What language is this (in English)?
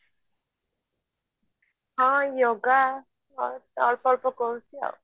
Odia